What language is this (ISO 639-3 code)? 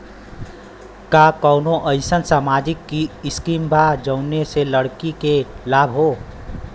bho